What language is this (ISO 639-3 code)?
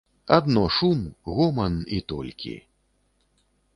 bel